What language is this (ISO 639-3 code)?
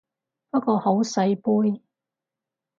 yue